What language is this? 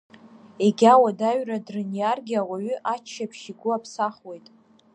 Abkhazian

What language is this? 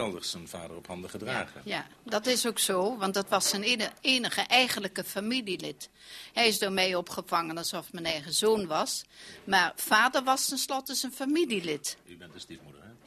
Dutch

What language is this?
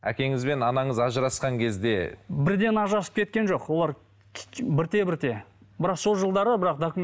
Kazakh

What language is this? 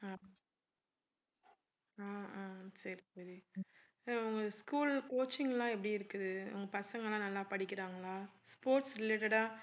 Tamil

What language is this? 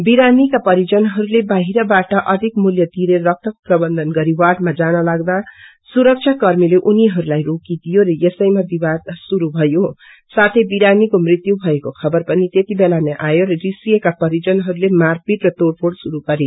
Nepali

